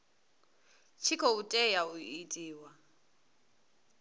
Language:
Venda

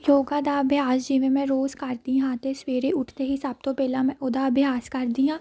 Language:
Punjabi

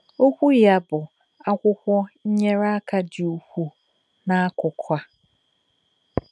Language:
Igbo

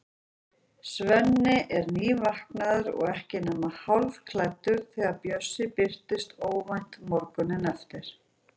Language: Icelandic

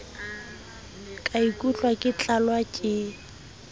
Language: Southern Sotho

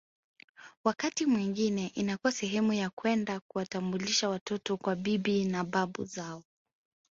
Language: Swahili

